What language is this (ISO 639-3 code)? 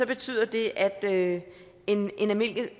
dan